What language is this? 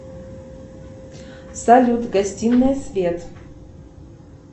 Russian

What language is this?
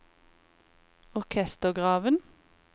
Norwegian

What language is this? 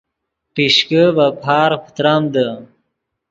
Yidgha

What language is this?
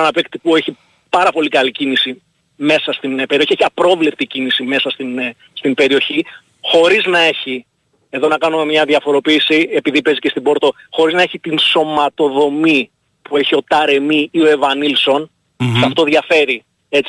Greek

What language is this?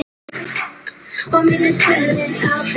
Icelandic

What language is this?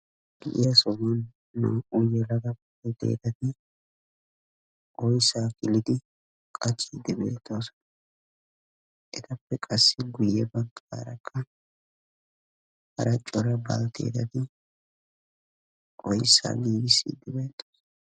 Wolaytta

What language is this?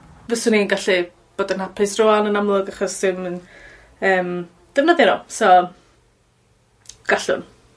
Welsh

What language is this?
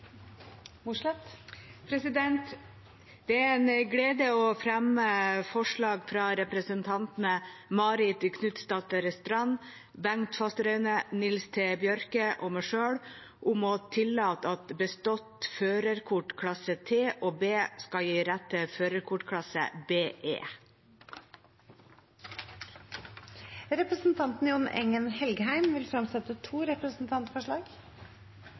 Norwegian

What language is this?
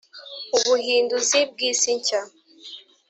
Kinyarwanda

